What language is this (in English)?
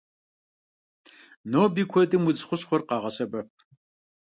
Kabardian